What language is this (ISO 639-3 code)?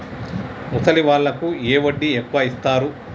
tel